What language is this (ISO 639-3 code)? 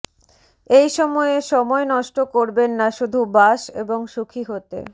ben